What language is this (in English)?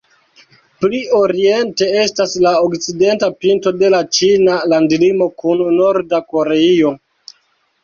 Esperanto